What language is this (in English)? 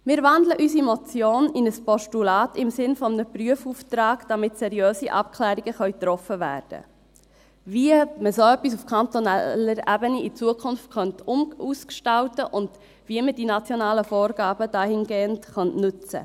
Swiss German